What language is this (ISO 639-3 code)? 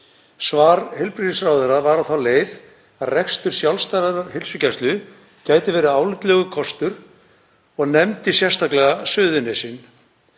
isl